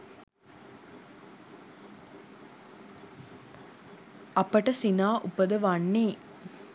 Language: Sinhala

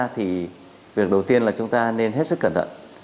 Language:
Vietnamese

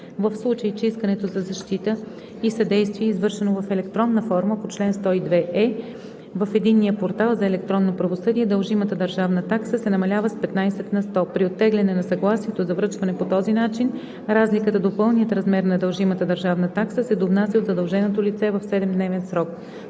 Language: Bulgarian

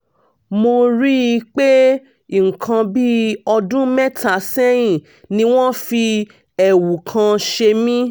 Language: Yoruba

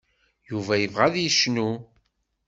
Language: Kabyle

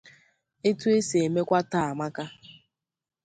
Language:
Igbo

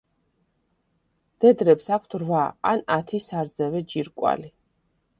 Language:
Georgian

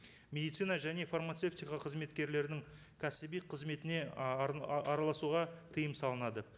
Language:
Kazakh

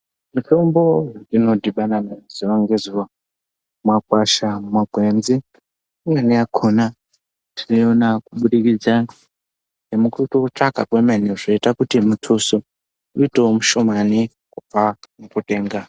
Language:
Ndau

